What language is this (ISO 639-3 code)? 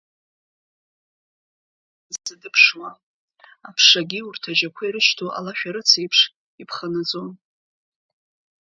abk